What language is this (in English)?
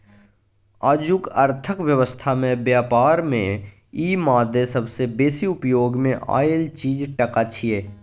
Maithili